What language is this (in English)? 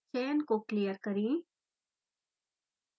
Hindi